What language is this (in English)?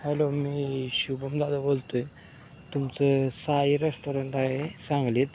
Marathi